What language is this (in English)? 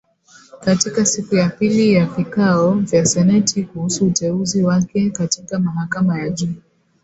Swahili